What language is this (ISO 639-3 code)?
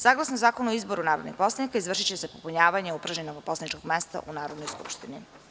srp